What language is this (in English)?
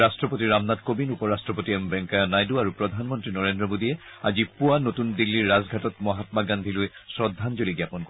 Assamese